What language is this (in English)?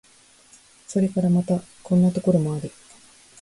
Japanese